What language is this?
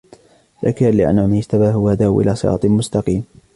Arabic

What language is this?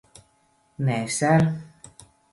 Latvian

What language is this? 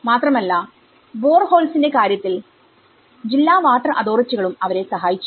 Malayalam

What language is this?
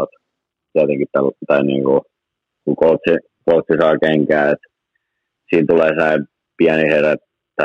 Finnish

